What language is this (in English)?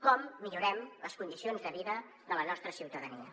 Catalan